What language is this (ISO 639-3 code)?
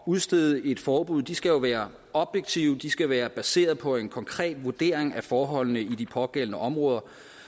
dan